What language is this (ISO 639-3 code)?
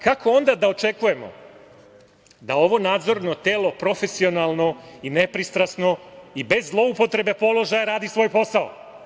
srp